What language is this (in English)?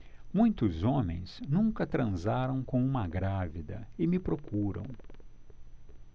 Portuguese